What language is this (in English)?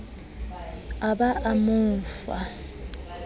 Southern Sotho